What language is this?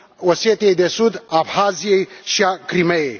Romanian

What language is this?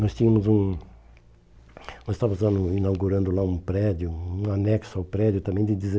Portuguese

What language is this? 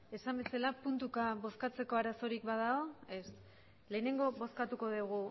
Basque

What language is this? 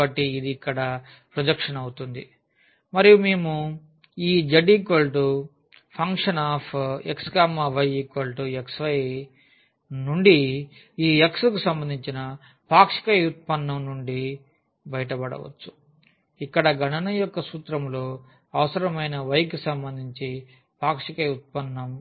Telugu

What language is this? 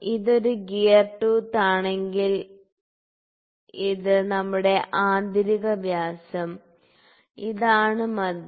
Malayalam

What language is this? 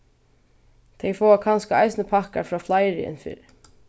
Faroese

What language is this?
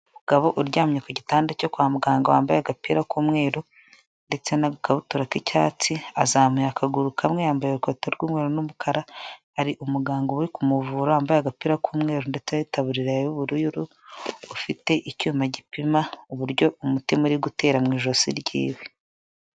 Kinyarwanda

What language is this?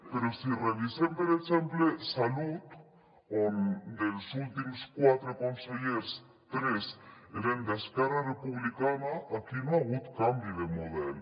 Catalan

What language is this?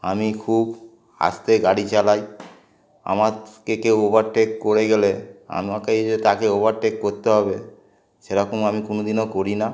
Bangla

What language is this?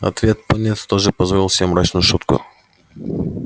Russian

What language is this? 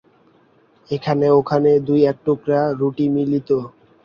Bangla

